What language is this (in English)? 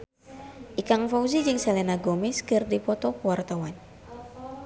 Sundanese